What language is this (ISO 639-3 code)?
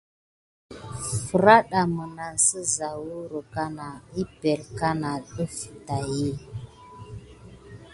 gid